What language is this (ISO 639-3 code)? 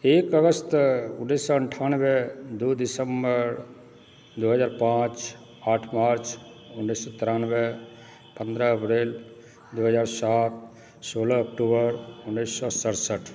mai